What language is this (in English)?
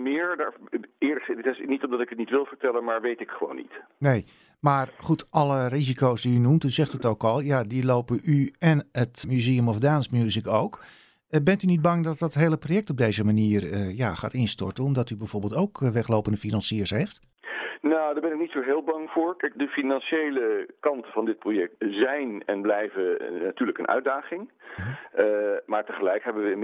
Dutch